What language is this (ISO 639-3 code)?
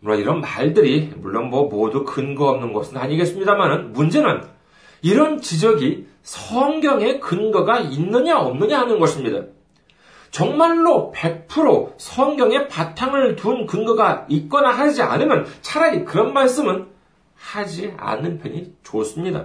kor